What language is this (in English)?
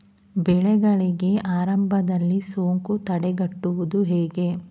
Kannada